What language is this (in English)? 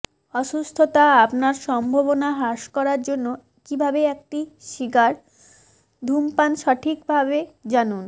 Bangla